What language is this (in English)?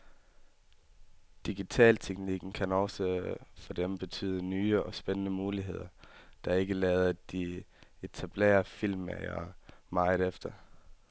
Danish